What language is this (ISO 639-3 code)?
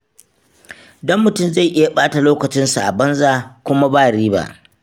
hau